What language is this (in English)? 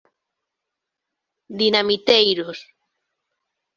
Galician